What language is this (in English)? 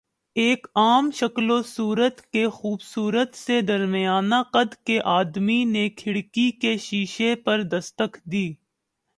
Urdu